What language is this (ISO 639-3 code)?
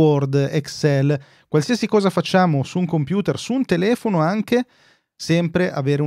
ita